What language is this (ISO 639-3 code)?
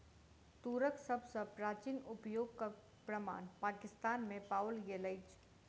mai